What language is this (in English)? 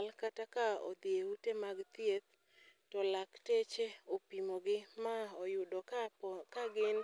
Luo (Kenya and Tanzania)